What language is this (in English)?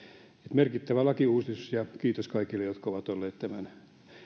Finnish